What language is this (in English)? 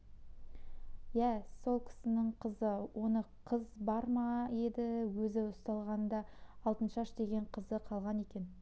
Kazakh